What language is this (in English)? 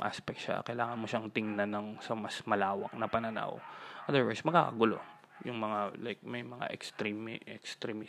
Filipino